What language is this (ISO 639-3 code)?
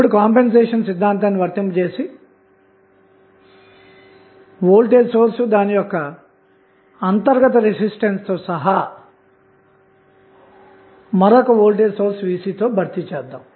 tel